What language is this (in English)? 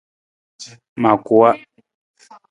Nawdm